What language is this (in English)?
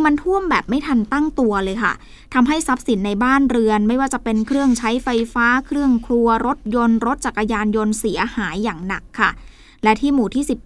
Thai